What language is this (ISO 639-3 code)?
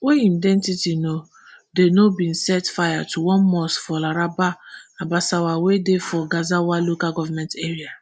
pcm